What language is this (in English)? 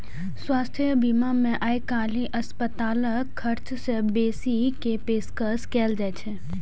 Maithili